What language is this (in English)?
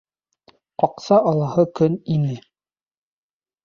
Bashkir